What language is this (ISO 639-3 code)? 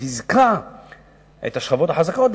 heb